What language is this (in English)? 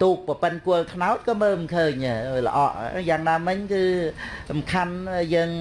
Vietnamese